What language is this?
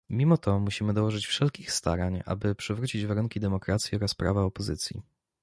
Polish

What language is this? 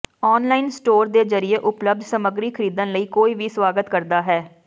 Punjabi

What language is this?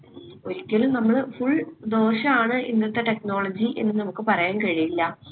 Malayalam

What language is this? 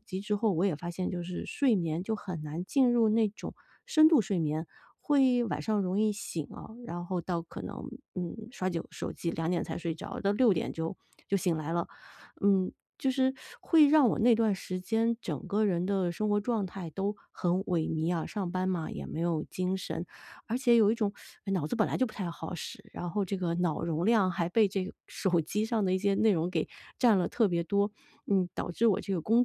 Chinese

